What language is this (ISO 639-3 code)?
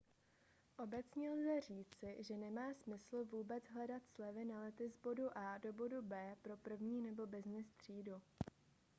ces